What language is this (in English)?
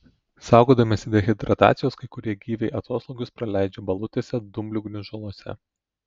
Lithuanian